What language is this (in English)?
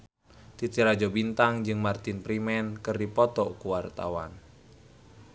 Sundanese